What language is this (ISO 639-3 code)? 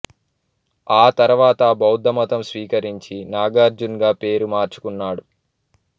tel